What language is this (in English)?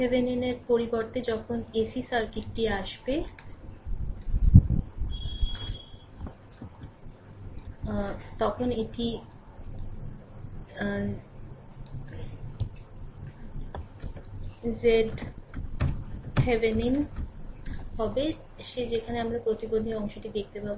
Bangla